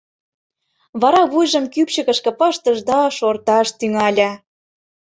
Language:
Mari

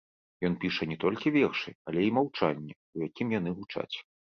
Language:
Belarusian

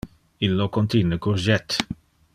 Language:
Interlingua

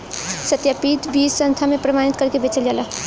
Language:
Bhojpuri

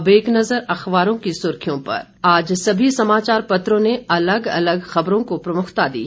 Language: Hindi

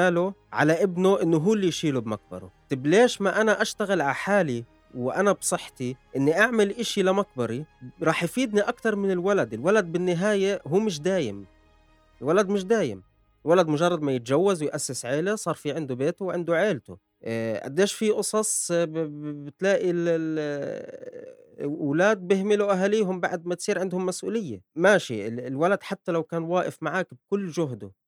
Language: Arabic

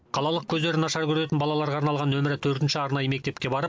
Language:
Kazakh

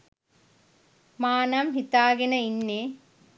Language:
Sinhala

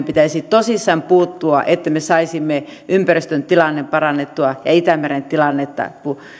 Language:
Finnish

